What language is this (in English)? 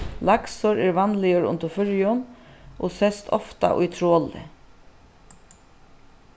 Faroese